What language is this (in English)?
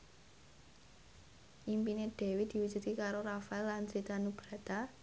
Javanese